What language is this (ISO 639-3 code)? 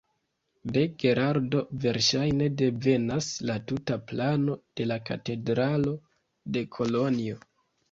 epo